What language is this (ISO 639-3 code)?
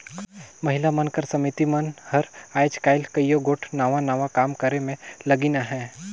hne